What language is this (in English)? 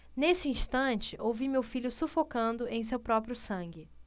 Portuguese